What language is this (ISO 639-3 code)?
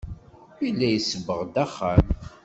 kab